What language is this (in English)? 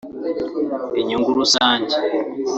Kinyarwanda